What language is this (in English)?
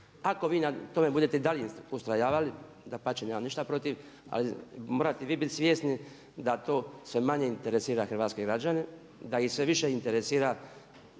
Croatian